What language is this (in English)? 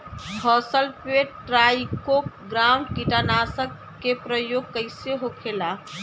Bhojpuri